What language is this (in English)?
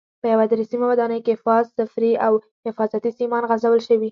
Pashto